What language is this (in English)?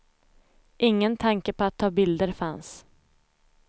Swedish